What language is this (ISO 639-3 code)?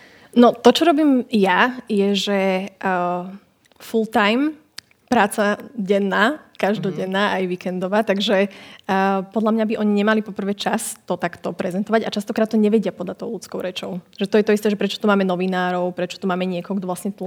slk